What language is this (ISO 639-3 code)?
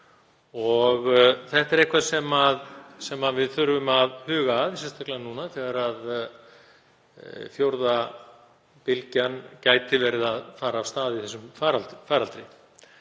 isl